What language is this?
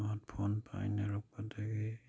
Manipuri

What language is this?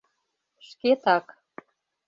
Mari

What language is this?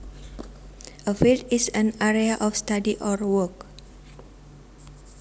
Javanese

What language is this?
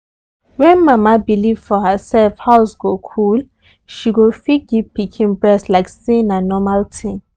Nigerian Pidgin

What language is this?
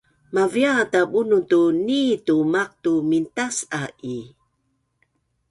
Bunun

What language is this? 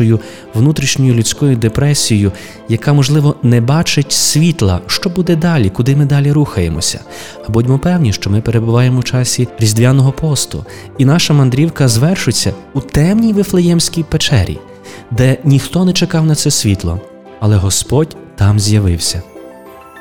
Ukrainian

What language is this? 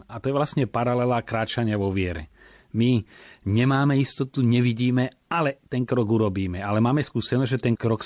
Slovak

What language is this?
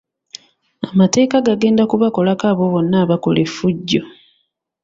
Ganda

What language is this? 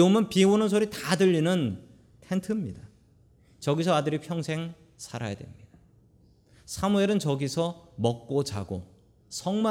Korean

